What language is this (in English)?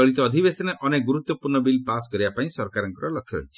Odia